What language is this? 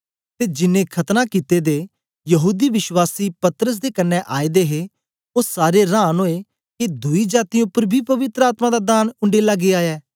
Dogri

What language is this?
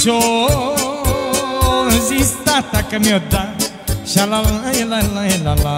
Romanian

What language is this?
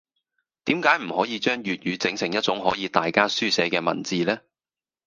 Cantonese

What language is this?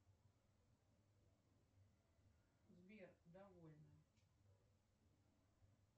Russian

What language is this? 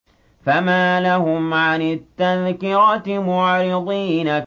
Arabic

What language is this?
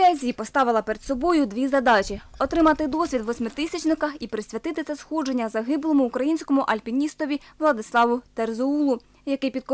Ukrainian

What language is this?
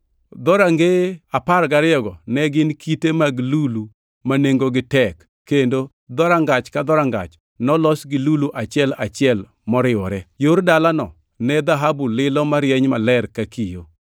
Luo (Kenya and Tanzania)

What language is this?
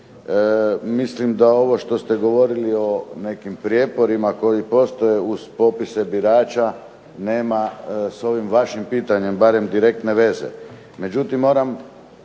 Croatian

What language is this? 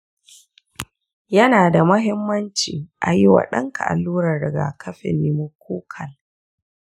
Hausa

